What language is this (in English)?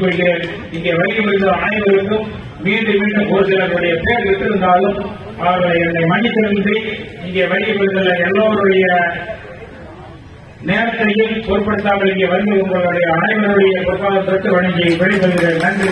Arabic